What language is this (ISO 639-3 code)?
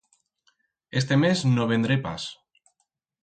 arg